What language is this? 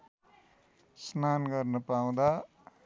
Nepali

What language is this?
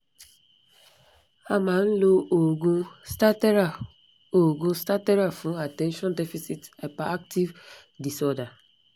Yoruba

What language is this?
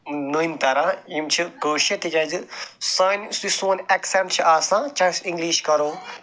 Kashmiri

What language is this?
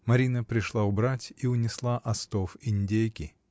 Russian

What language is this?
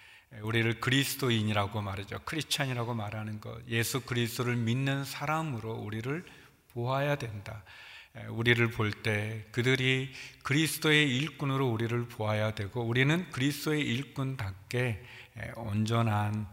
Korean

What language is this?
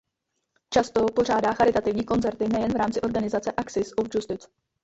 Czech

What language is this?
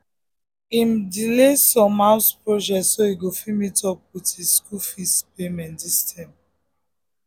Nigerian Pidgin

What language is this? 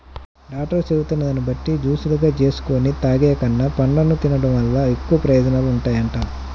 Telugu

